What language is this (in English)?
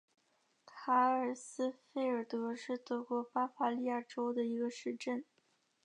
Chinese